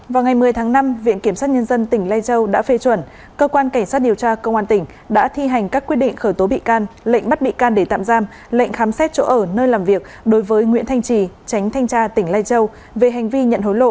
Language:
Vietnamese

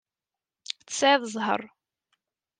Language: Kabyle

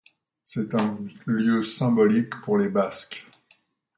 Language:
French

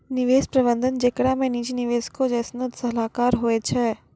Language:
Maithili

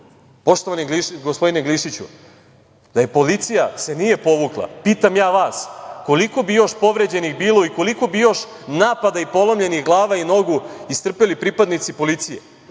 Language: Serbian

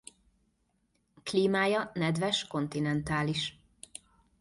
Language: Hungarian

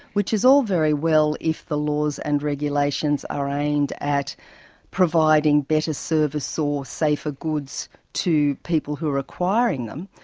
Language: English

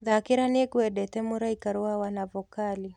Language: Kikuyu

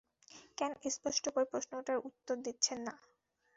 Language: Bangla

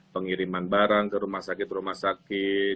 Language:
Indonesian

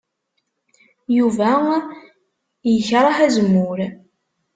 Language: Kabyle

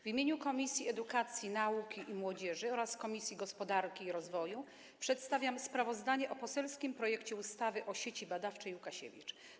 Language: Polish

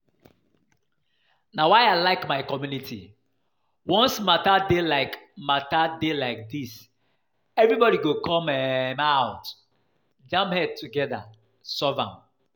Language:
Nigerian Pidgin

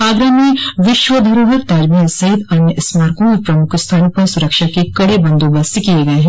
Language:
Hindi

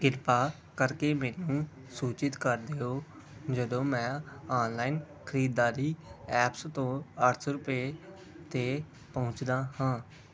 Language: Punjabi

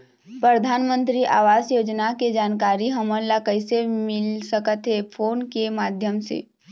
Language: Chhattisgarhi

